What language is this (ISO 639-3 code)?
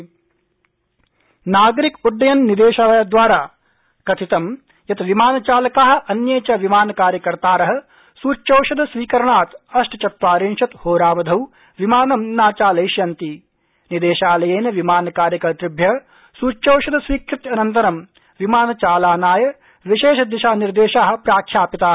san